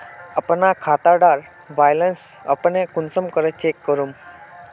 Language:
Magahi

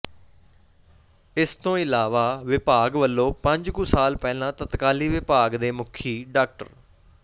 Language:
Punjabi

